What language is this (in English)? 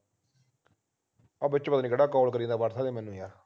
Punjabi